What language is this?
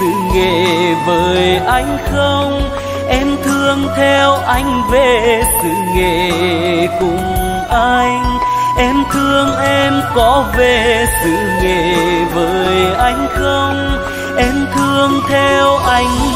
Vietnamese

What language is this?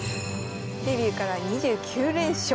Japanese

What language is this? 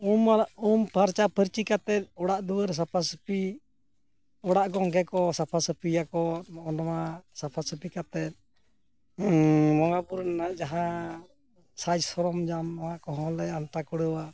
Santali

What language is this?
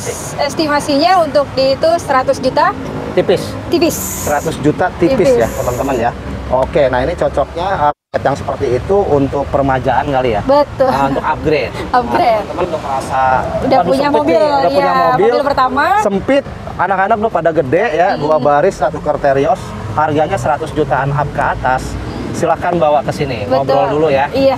Indonesian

